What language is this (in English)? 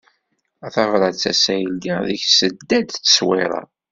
Kabyle